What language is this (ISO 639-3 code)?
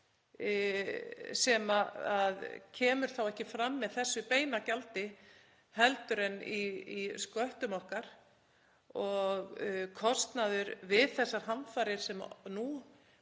isl